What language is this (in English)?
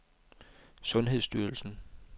Danish